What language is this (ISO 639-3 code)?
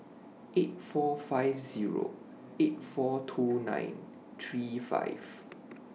eng